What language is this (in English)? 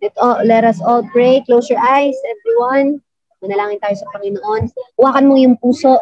Filipino